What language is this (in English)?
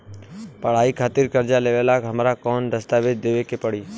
Bhojpuri